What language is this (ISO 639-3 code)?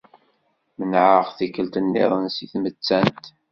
kab